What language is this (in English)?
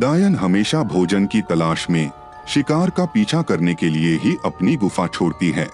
Hindi